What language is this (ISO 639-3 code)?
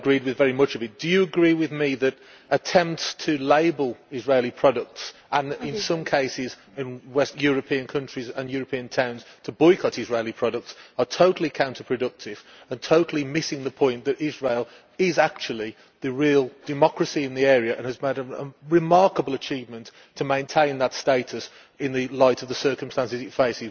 eng